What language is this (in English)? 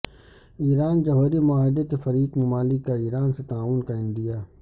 Urdu